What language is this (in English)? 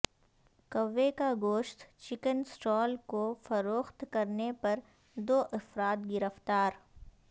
Urdu